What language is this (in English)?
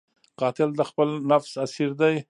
Pashto